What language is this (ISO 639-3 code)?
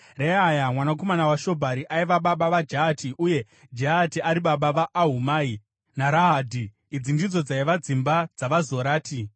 sna